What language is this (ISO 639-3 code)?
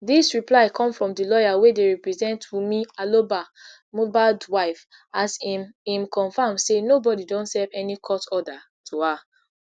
pcm